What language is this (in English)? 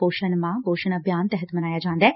Punjabi